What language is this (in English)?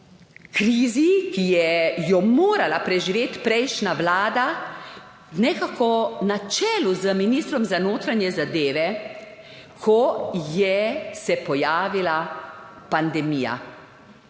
Slovenian